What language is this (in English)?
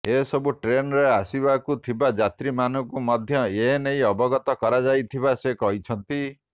Odia